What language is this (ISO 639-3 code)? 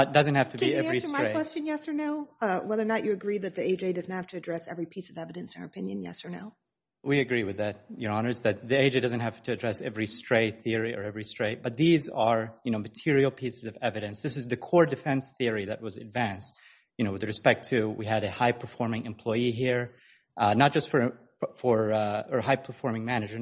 eng